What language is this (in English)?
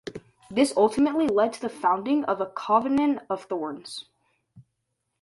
English